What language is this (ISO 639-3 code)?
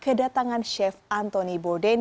ind